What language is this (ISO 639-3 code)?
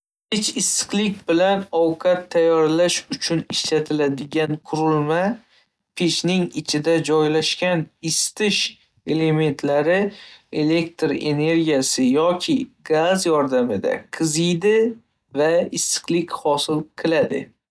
uzb